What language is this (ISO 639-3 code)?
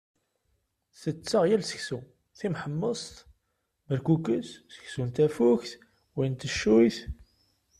kab